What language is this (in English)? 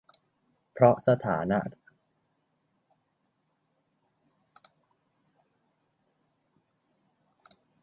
Thai